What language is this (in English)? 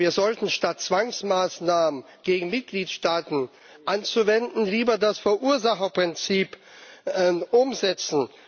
German